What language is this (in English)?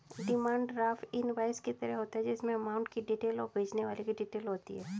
Hindi